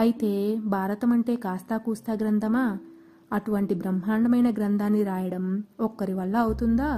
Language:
Telugu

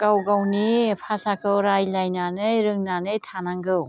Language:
Bodo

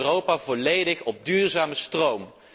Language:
Dutch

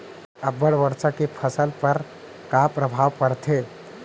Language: Chhattisgarhi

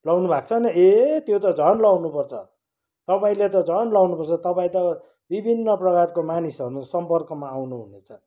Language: Nepali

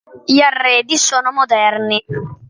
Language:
Italian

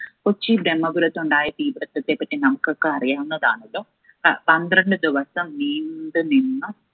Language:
Malayalam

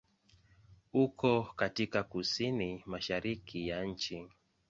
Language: Swahili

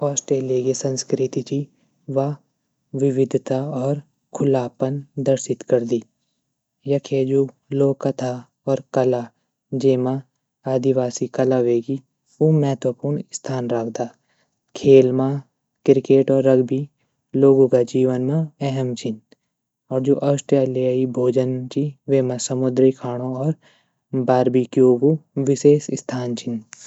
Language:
Garhwali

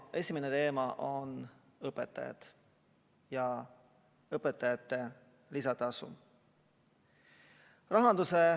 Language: Estonian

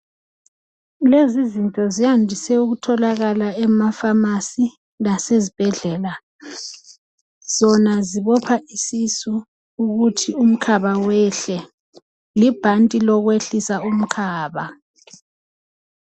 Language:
North Ndebele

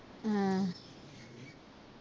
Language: Punjabi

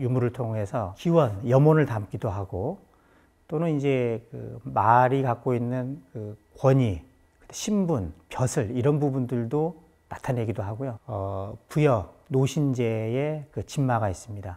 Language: Korean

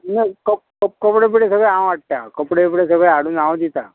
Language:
Konkani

